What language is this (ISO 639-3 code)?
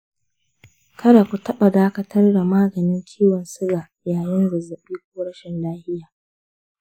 hau